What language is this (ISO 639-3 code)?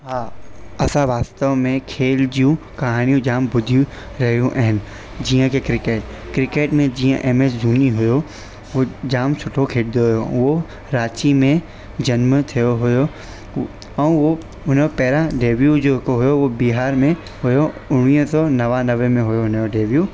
snd